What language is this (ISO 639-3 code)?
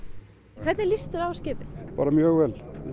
isl